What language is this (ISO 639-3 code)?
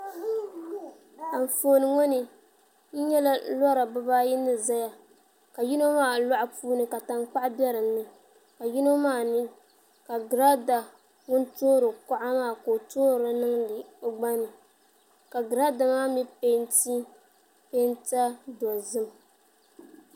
dag